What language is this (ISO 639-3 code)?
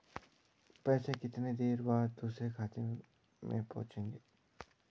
hin